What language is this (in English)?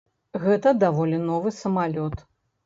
Belarusian